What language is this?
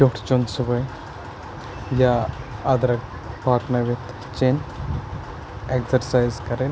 Kashmiri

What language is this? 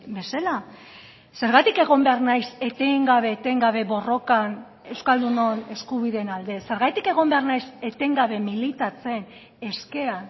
Basque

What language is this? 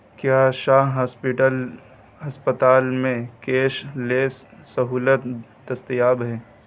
Urdu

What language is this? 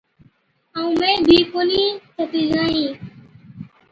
Od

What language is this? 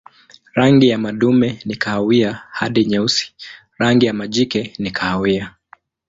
Swahili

